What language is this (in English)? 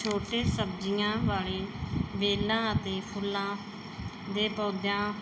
Punjabi